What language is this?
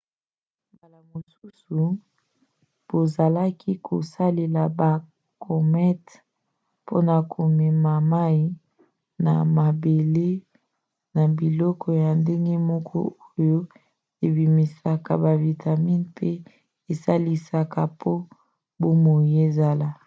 Lingala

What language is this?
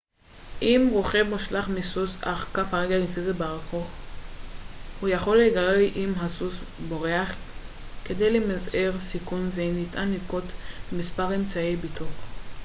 Hebrew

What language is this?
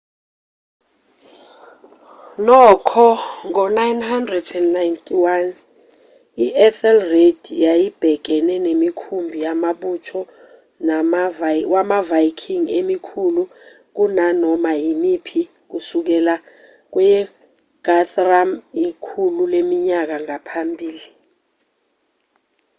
Zulu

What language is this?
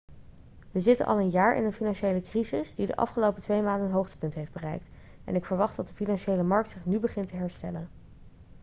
Dutch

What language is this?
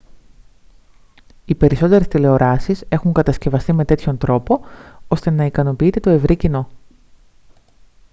Greek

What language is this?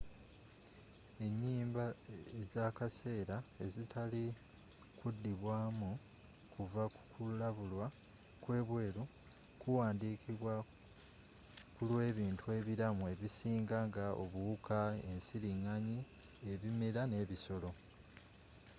Ganda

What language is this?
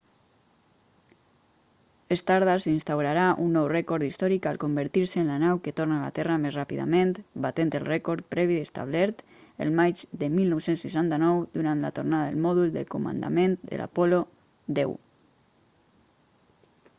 Catalan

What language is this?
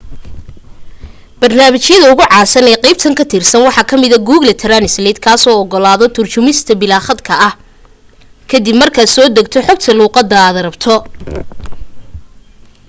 Somali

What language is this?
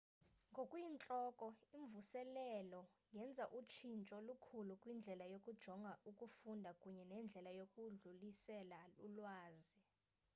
Xhosa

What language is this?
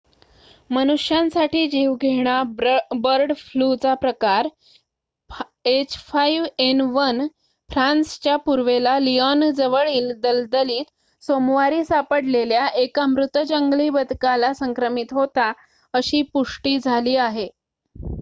Marathi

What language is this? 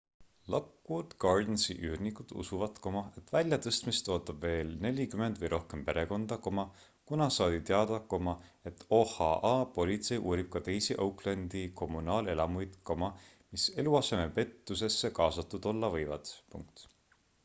Estonian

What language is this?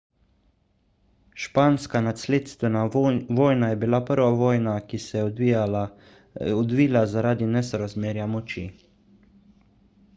Slovenian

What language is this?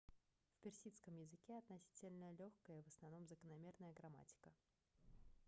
Russian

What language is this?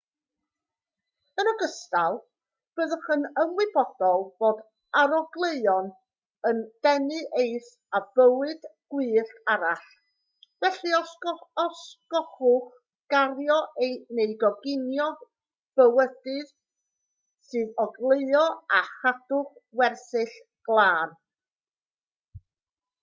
Welsh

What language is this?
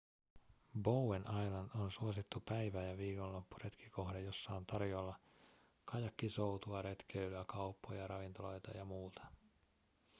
Finnish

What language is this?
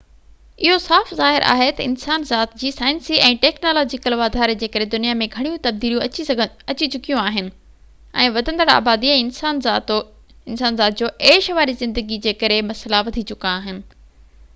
Sindhi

